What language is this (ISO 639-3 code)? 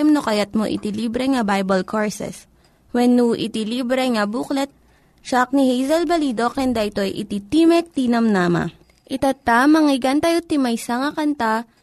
fil